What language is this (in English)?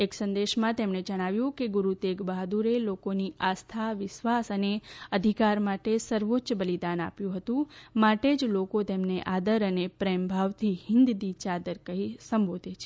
Gujarati